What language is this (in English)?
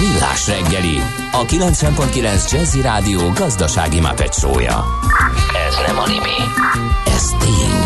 Hungarian